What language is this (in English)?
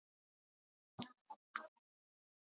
Icelandic